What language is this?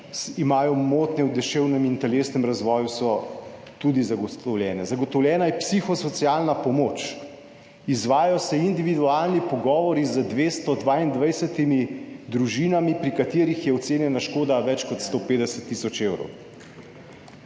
Slovenian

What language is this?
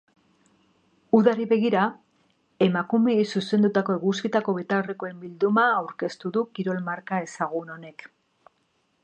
Basque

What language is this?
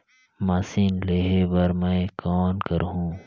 Chhattisgarhi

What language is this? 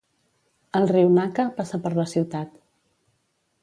Catalan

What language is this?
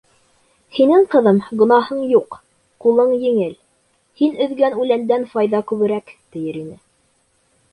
Bashkir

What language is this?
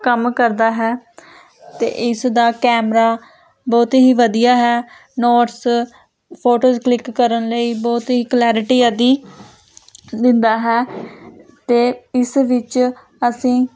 Punjabi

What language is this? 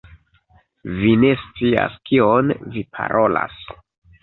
Esperanto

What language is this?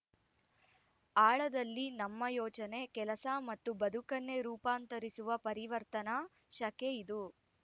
Kannada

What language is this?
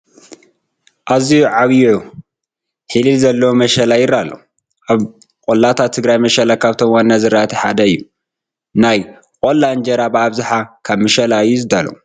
Tigrinya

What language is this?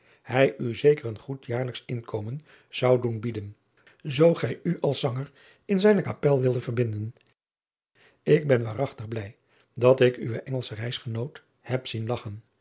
Dutch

